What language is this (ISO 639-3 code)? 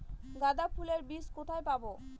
ben